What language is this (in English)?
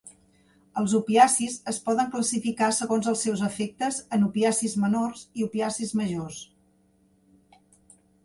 Catalan